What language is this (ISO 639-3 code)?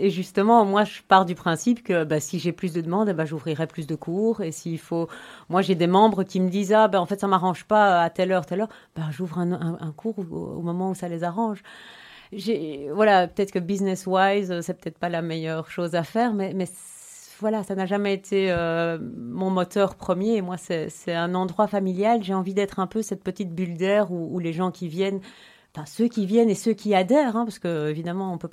fra